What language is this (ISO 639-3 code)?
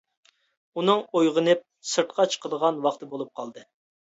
uig